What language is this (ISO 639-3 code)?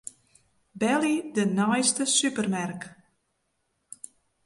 fry